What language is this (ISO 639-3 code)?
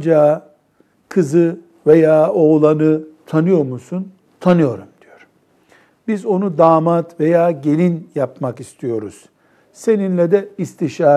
tur